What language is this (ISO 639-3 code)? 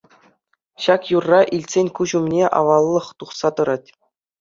chv